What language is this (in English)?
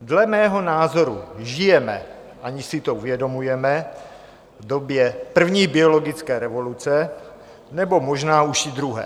Czech